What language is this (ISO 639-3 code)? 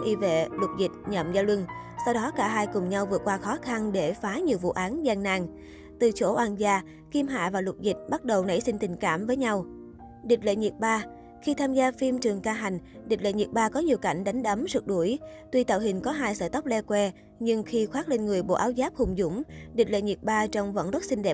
vie